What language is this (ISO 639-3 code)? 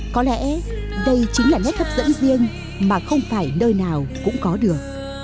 vie